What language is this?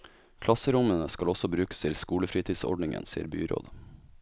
Norwegian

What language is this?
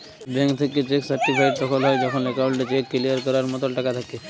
Bangla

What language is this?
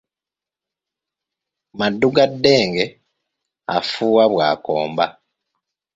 Ganda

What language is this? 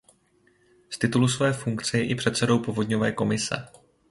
Czech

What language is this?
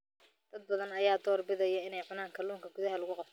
Somali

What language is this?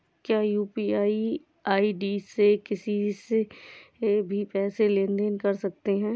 Hindi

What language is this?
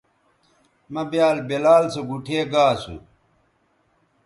Bateri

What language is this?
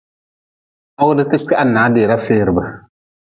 Nawdm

